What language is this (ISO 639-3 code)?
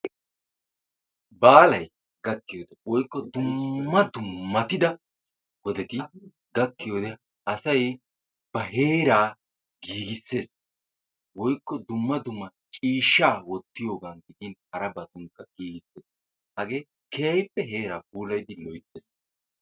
wal